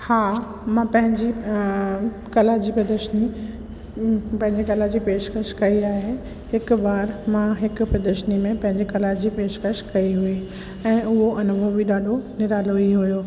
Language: Sindhi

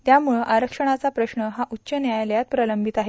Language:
Marathi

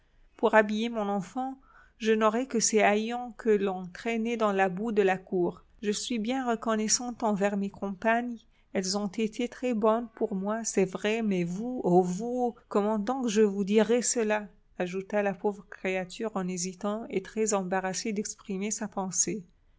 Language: French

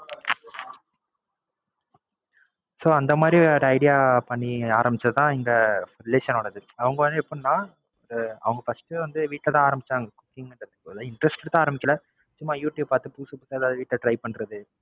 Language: Tamil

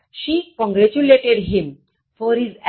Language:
Gujarati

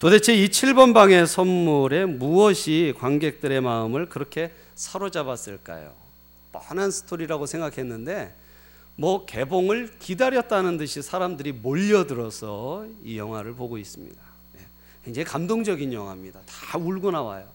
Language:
Korean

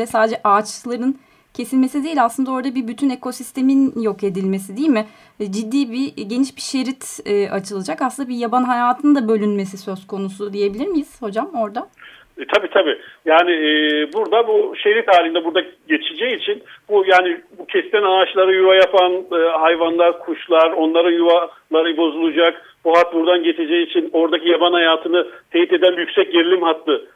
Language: Turkish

